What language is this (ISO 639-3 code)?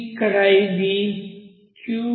tel